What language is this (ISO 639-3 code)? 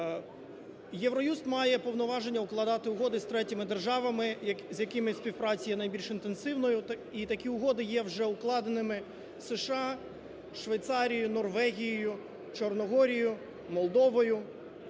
ukr